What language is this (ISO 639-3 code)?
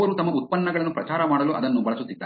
kan